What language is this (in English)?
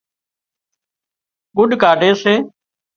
Wadiyara Koli